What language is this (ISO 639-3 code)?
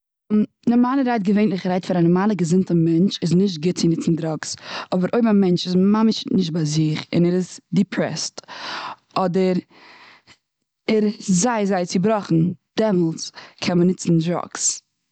yid